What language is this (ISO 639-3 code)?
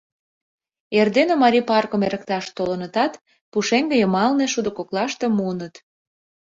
chm